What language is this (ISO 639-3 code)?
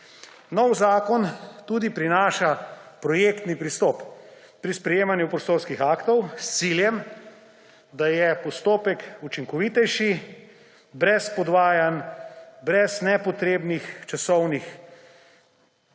slv